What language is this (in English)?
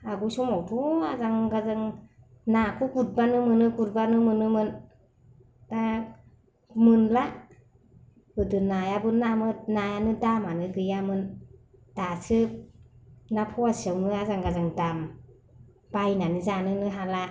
Bodo